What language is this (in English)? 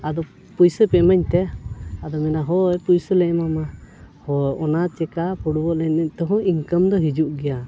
Santali